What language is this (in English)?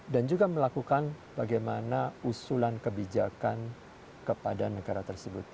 Indonesian